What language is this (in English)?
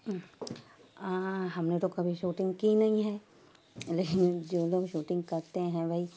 Urdu